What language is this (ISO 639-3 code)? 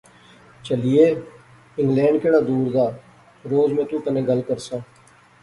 phr